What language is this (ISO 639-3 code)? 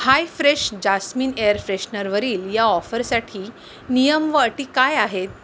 mar